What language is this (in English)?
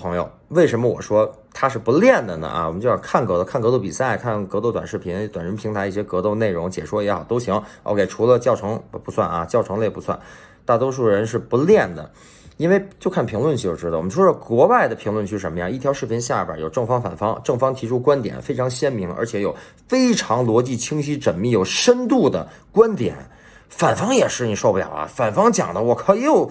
Chinese